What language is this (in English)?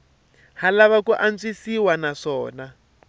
Tsonga